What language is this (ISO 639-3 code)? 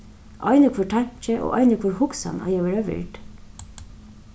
fao